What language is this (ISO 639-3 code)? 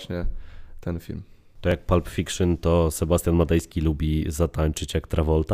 pol